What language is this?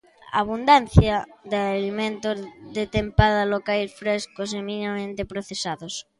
Galician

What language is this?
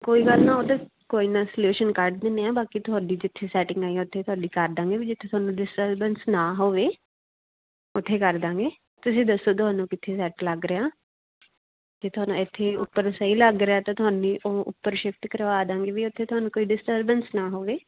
Punjabi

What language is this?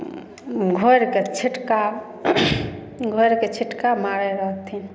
Maithili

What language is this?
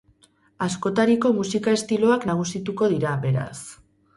Basque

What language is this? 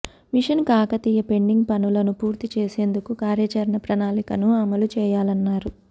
Telugu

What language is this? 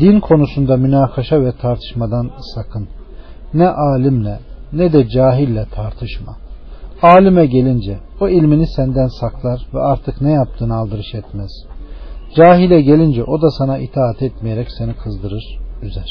Turkish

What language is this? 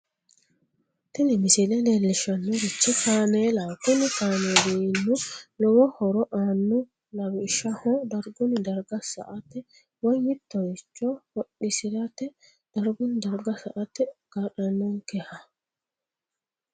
Sidamo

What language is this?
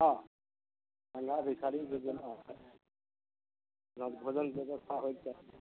Maithili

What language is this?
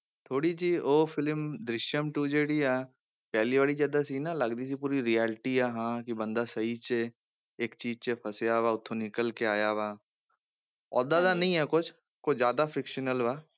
Punjabi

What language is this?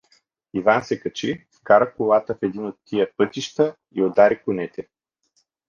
Bulgarian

